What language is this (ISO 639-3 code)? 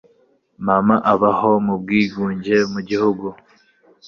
kin